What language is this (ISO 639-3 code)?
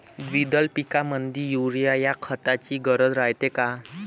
mar